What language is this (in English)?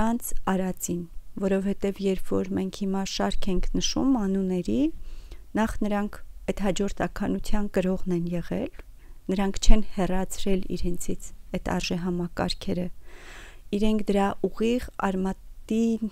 Romanian